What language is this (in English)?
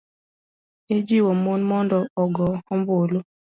Luo (Kenya and Tanzania)